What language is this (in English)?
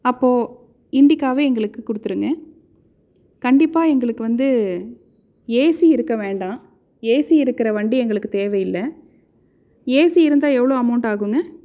Tamil